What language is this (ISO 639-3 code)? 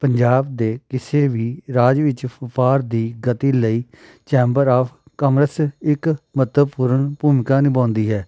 pan